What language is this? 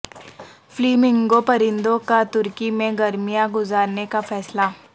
Urdu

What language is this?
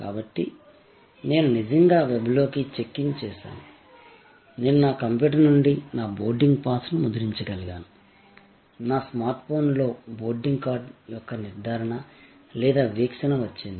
Telugu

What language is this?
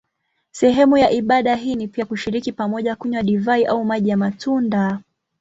Swahili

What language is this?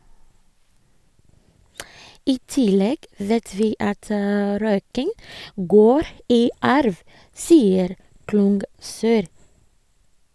Norwegian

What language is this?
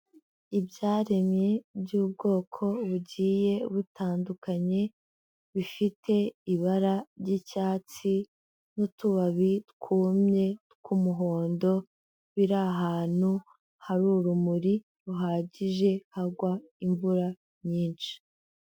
Kinyarwanda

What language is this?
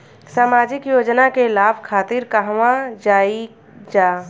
Bhojpuri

